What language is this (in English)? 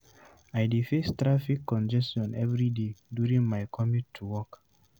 Nigerian Pidgin